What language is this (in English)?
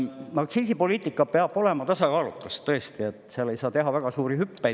Estonian